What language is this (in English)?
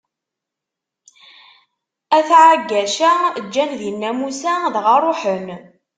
Kabyle